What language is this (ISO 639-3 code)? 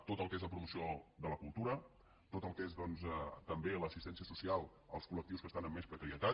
cat